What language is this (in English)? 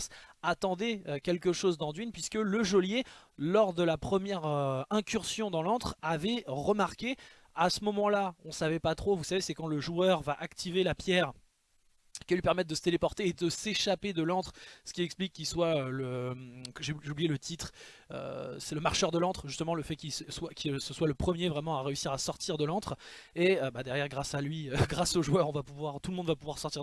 French